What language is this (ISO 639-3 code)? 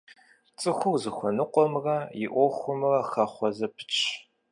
kbd